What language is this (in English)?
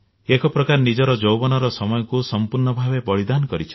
Odia